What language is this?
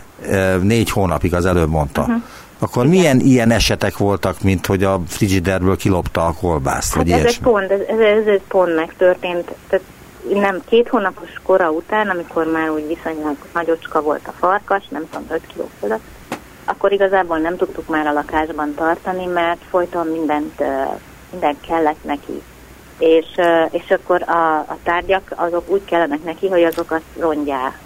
Hungarian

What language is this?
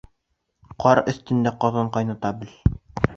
Bashkir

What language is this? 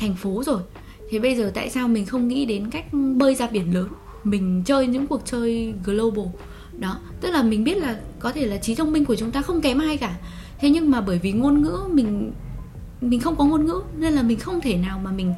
Vietnamese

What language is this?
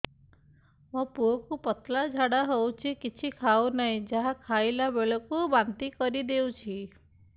Odia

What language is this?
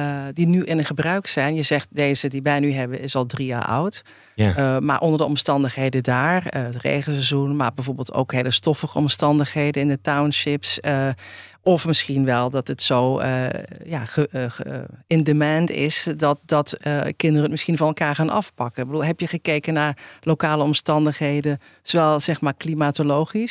Dutch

